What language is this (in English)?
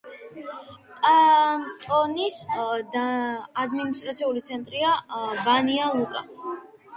Georgian